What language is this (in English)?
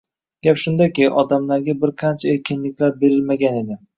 Uzbek